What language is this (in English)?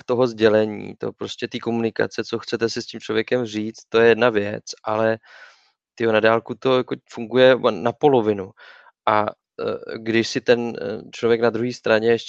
Czech